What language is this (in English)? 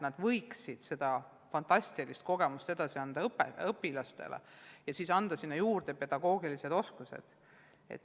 Estonian